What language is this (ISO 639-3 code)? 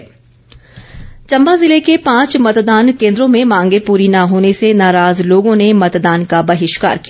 hin